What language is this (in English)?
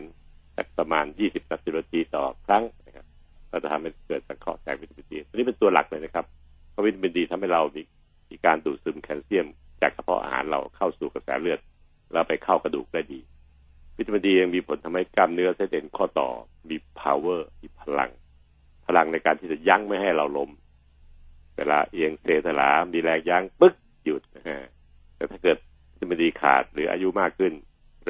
Thai